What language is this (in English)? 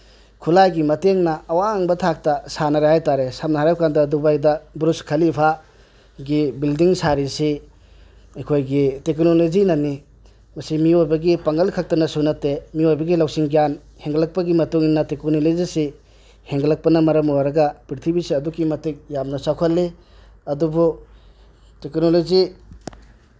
Manipuri